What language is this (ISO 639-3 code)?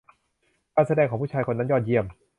tha